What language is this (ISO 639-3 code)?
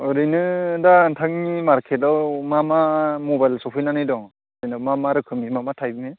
brx